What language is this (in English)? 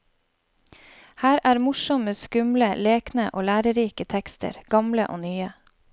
Norwegian